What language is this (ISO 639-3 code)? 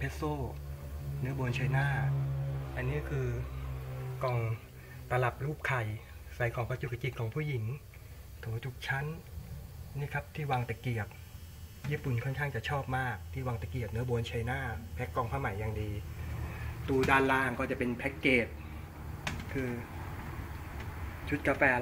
tha